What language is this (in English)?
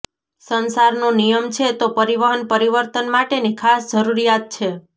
Gujarati